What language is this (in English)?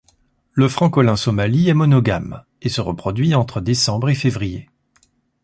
French